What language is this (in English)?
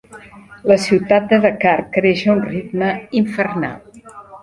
Catalan